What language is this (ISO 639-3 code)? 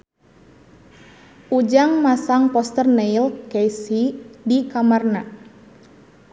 sun